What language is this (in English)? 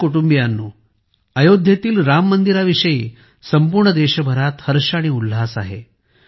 Marathi